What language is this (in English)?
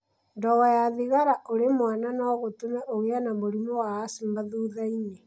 Kikuyu